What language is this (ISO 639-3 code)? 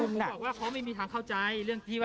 tha